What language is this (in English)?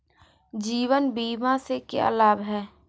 Hindi